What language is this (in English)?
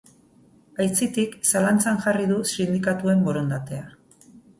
Basque